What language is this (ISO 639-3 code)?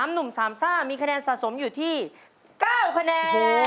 tha